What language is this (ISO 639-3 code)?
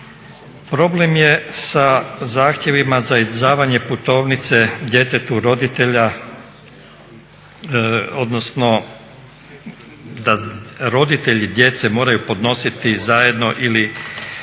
hrv